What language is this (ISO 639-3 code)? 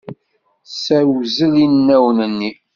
kab